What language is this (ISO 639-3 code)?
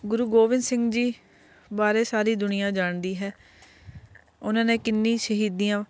pan